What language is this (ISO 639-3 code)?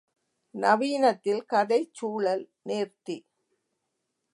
tam